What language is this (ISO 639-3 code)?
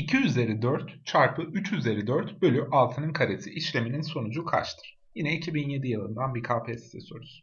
tur